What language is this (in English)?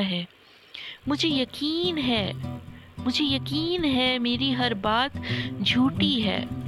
Hindi